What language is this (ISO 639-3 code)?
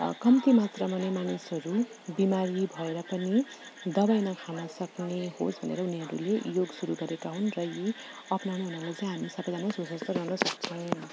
nep